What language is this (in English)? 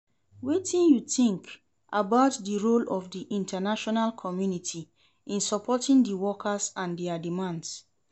Nigerian Pidgin